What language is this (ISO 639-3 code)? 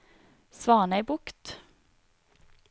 nor